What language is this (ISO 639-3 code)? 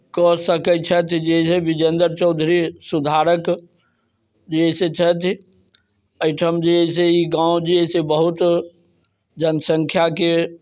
mai